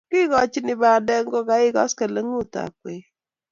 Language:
Kalenjin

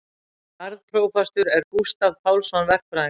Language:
Icelandic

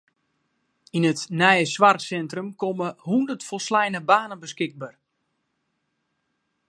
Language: Western Frisian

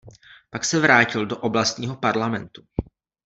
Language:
Czech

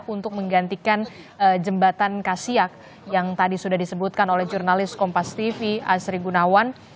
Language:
Indonesian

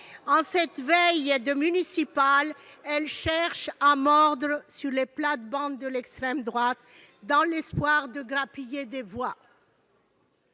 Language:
French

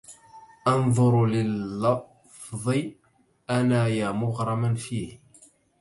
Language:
Arabic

